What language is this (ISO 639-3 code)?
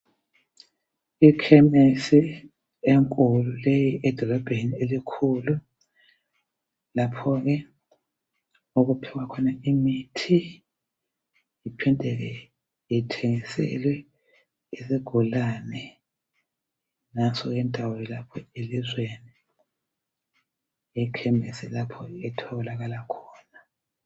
nde